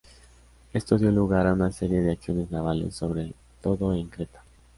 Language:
Spanish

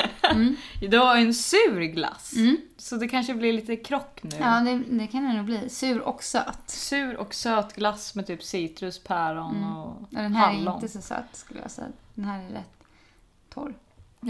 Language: Swedish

